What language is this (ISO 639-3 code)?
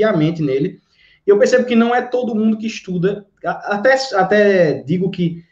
por